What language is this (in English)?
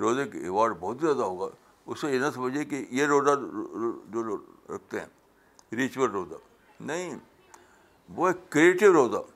Urdu